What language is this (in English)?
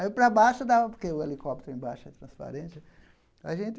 Portuguese